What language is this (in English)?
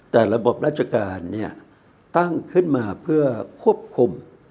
Thai